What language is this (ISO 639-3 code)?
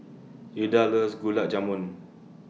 eng